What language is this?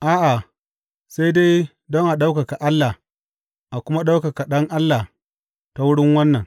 Hausa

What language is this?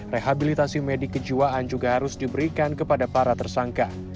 Indonesian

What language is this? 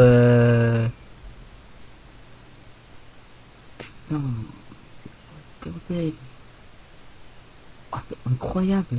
French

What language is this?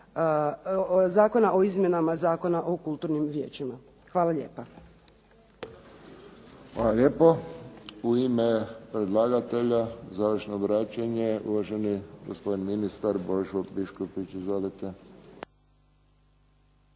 Croatian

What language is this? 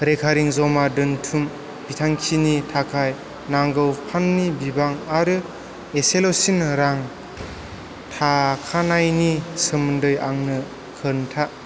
Bodo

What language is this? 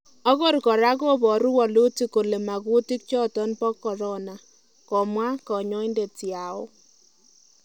Kalenjin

